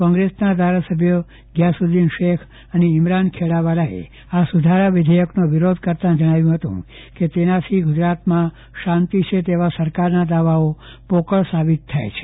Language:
Gujarati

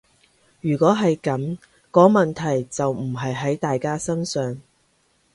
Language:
Cantonese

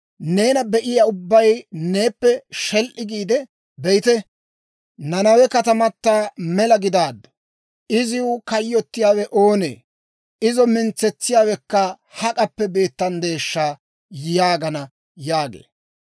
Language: Dawro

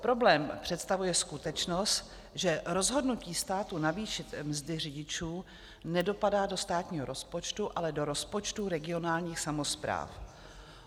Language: Czech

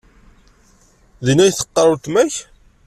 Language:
Kabyle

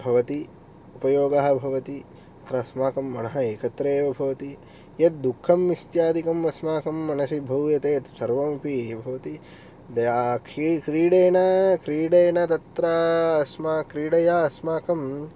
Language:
Sanskrit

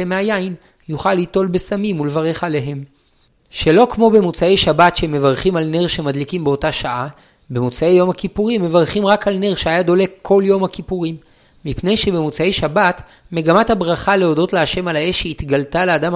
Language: Hebrew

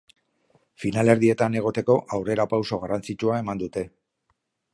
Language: Basque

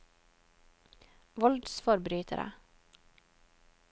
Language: Norwegian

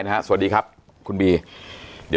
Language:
Thai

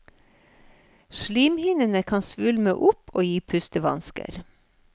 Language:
Norwegian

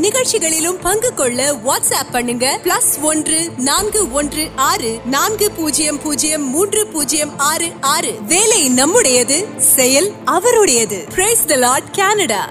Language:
Urdu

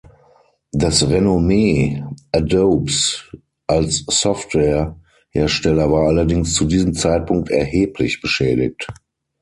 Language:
German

